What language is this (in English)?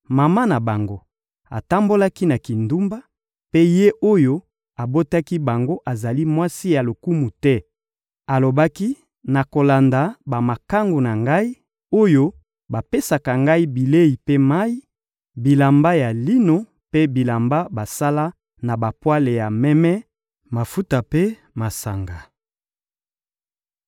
Lingala